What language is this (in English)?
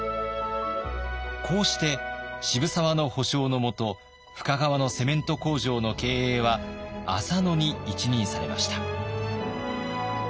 Japanese